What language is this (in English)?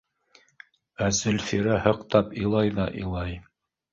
Bashkir